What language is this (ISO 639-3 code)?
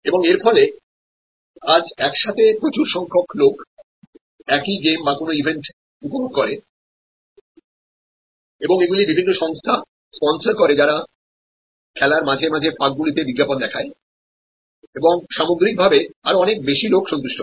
ben